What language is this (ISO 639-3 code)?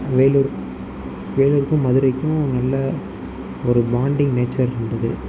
tam